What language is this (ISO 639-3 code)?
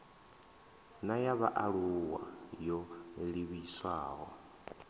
ven